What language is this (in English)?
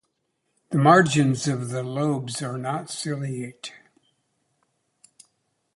English